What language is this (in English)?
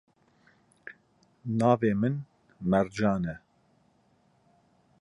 Kurdish